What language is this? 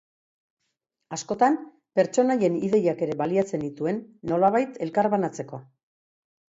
Basque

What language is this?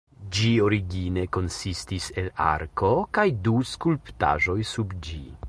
Esperanto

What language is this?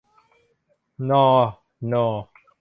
Thai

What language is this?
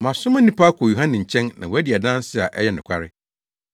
Akan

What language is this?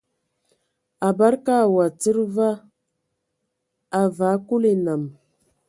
Ewondo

